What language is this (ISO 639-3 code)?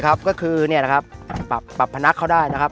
tha